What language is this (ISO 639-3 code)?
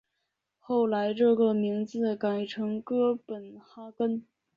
zho